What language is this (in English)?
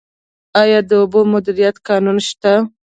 Pashto